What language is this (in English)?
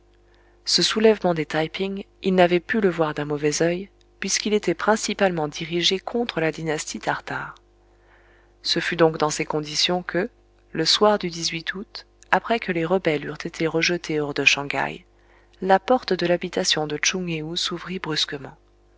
French